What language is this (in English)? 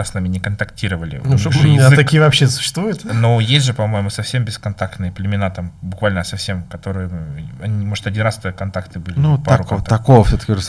Russian